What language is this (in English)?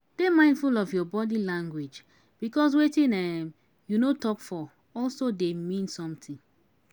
Nigerian Pidgin